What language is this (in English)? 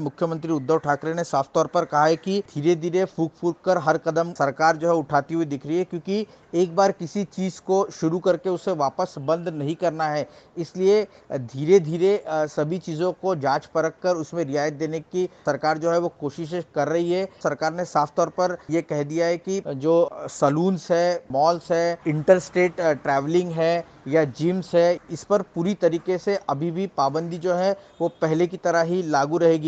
Hindi